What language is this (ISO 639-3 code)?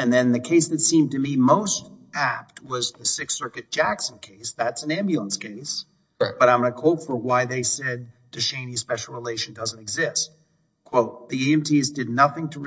eng